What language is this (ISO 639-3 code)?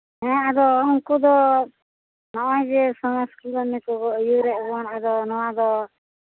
sat